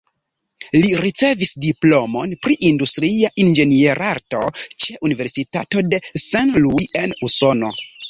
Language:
Esperanto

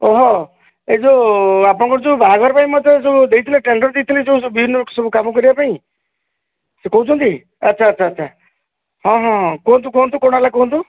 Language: Odia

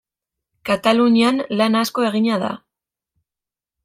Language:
Basque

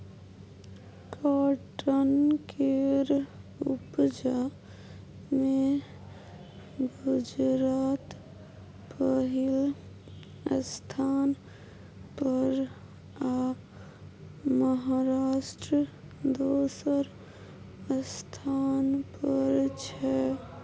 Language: Maithili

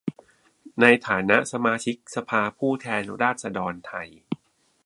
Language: Thai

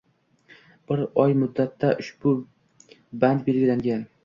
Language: Uzbek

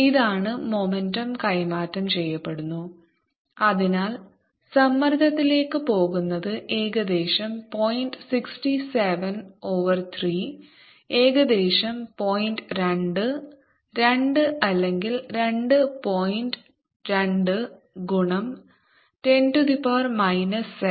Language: Malayalam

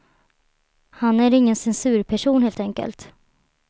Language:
Swedish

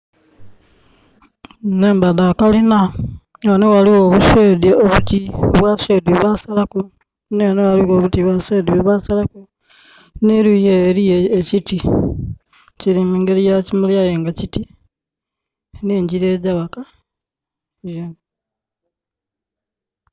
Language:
Soga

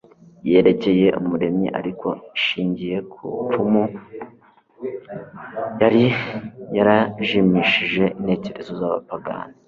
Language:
Kinyarwanda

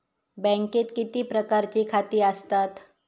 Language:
Marathi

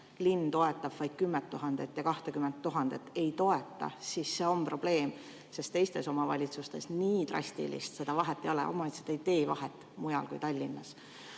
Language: Estonian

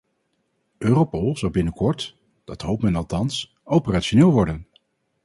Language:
Dutch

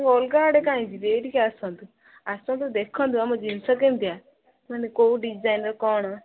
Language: Odia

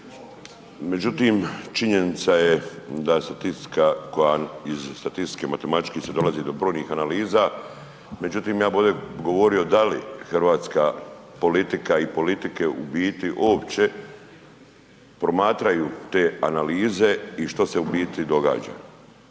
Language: Croatian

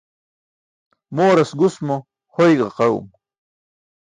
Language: Burushaski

